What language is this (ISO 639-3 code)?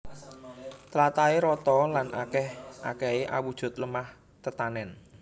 jav